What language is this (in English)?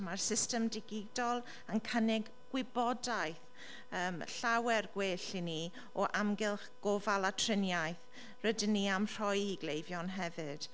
Welsh